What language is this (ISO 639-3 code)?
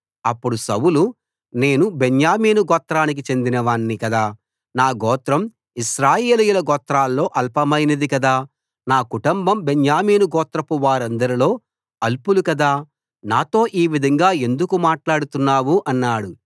tel